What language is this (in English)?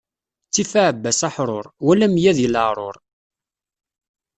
Kabyle